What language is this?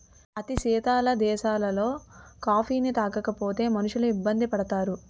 Telugu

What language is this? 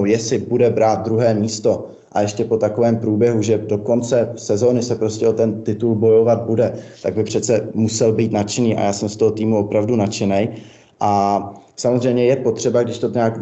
Czech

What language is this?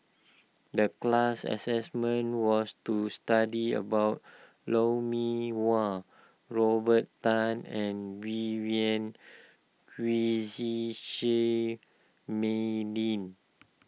English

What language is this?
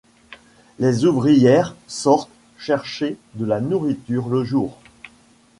French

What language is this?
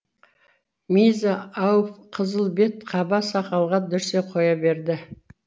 Kazakh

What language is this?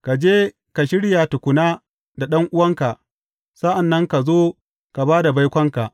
Hausa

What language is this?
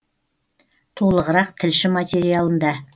Kazakh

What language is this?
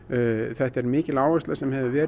Icelandic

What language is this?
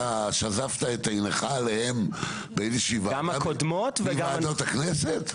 Hebrew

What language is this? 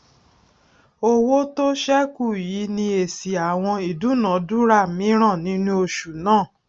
Yoruba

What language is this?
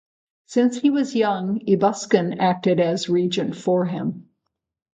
English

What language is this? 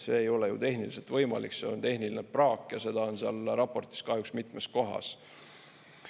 Estonian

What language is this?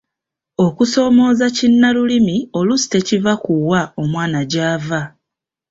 Ganda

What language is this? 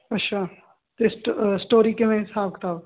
Punjabi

